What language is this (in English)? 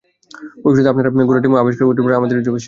Bangla